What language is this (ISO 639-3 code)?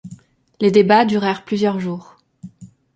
fra